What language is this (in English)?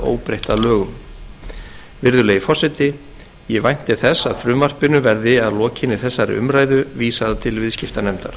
Icelandic